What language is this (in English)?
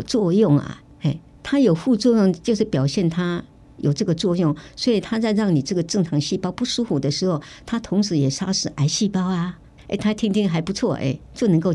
Chinese